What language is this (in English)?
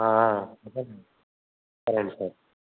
Telugu